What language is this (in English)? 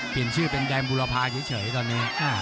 Thai